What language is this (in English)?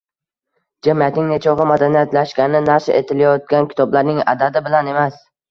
Uzbek